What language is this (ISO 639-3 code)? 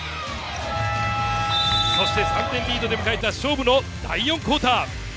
jpn